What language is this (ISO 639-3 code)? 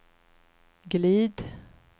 swe